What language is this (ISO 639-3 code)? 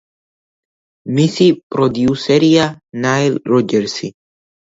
kat